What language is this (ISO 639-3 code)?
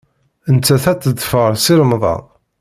kab